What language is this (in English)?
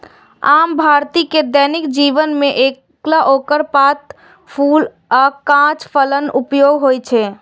Maithili